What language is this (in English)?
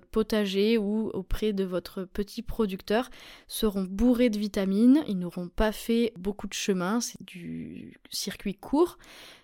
French